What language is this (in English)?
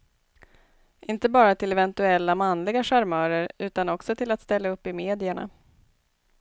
Swedish